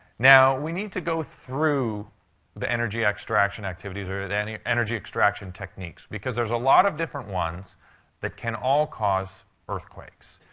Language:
English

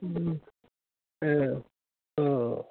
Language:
Bodo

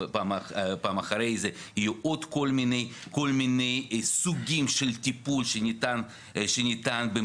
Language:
Hebrew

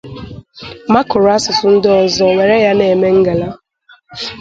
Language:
Igbo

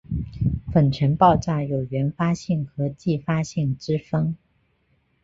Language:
Chinese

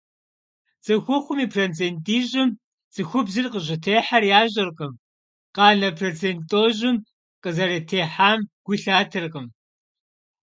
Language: Kabardian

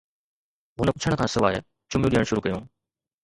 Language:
Sindhi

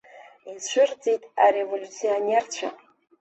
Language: Abkhazian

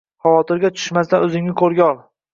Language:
Uzbek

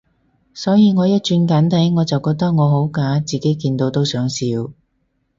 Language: Cantonese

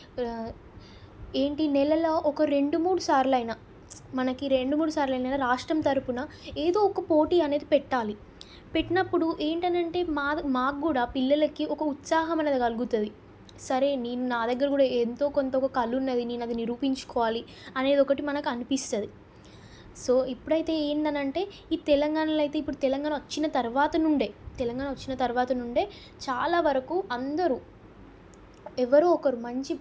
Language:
Telugu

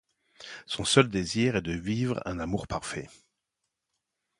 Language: French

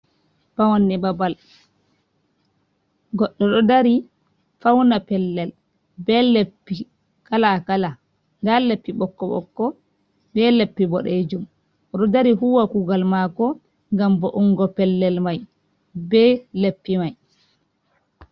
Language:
Fula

